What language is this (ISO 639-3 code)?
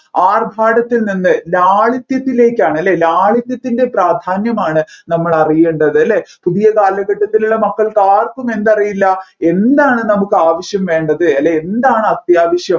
mal